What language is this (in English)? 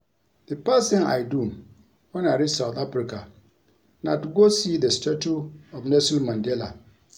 Nigerian Pidgin